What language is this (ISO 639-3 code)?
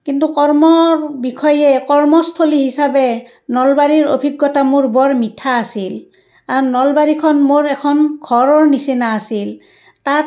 asm